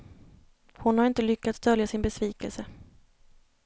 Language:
Swedish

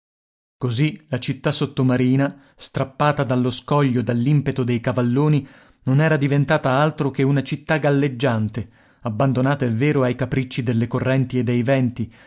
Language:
Italian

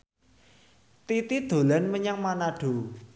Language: Javanese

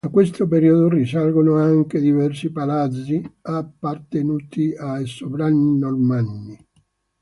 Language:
Italian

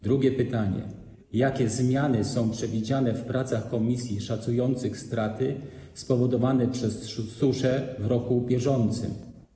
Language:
Polish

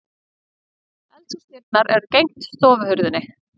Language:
Icelandic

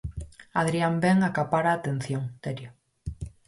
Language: Galician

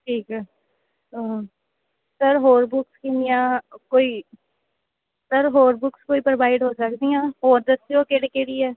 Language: Punjabi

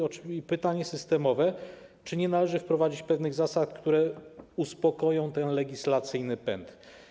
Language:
Polish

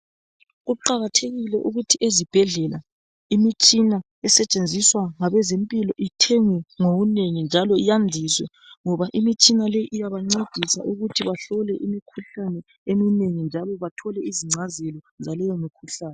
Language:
North Ndebele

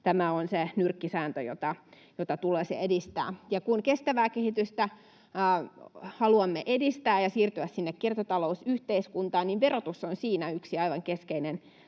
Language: Finnish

